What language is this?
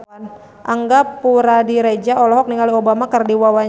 Sundanese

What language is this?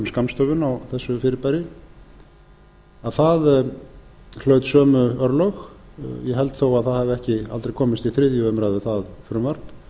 Icelandic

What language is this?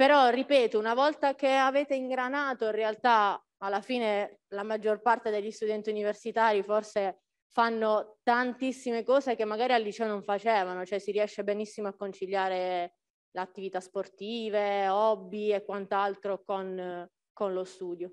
Italian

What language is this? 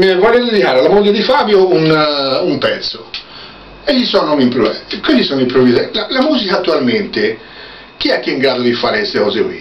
Italian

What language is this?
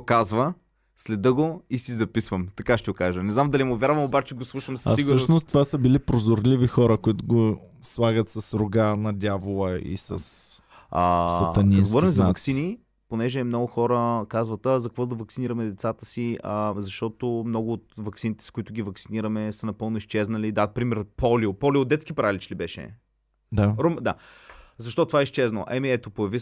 Bulgarian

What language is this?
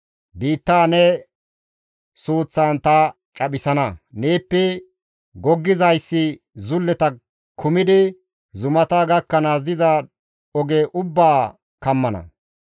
Gamo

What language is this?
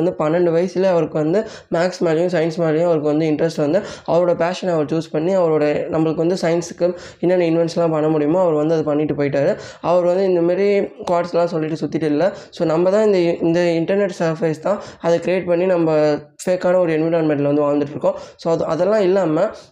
Tamil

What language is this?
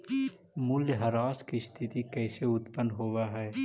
Magahi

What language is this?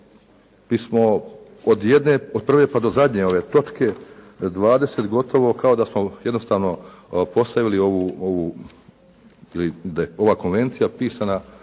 Croatian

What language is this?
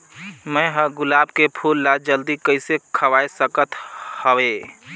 Chhattisgarhi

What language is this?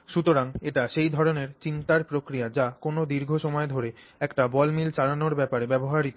Bangla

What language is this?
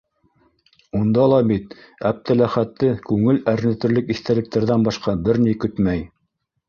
Bashkir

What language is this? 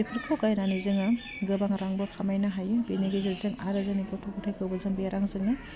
Bodo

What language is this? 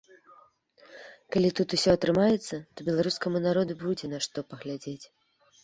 Belarusian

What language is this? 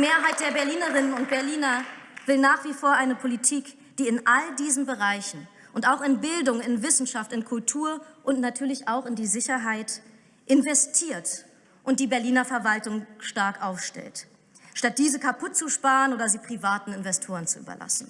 German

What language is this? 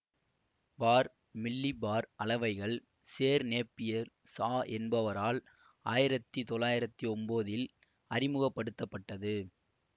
Tamil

